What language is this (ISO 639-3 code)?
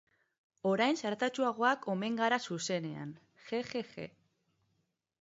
eus